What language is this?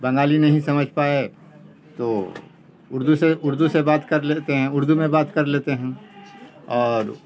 Urdu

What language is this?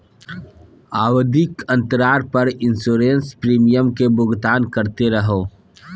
Magahi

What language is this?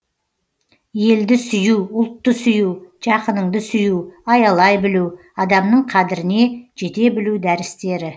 Kazakh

